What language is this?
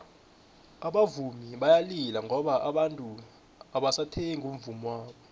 South Ndebele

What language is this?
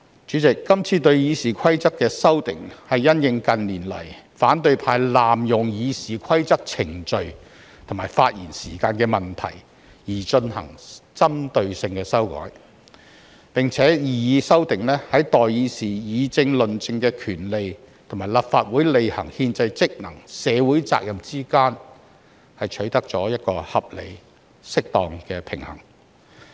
Cantonese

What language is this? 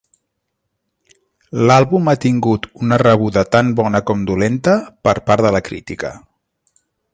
Catalan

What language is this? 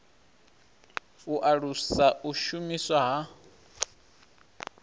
Venda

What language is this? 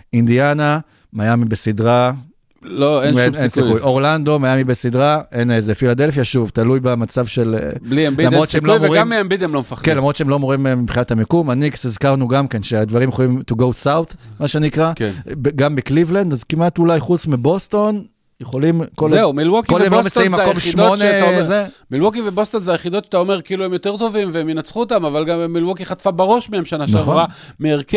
Hebrew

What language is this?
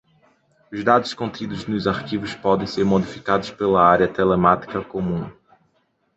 Portuguese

